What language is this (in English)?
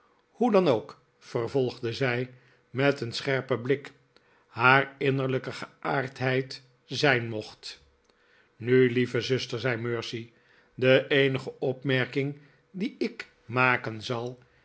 Dutch